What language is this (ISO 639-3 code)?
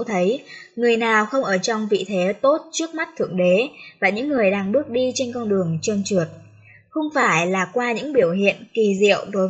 vie